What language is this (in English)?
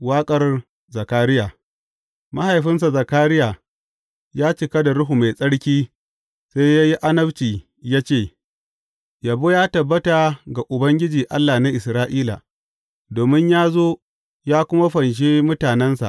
Hausa